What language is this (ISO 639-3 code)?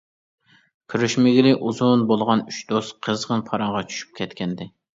uig